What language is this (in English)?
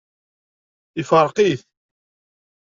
Kabyle